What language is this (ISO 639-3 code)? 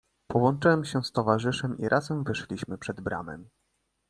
pol